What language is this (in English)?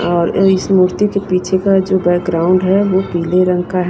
Hindi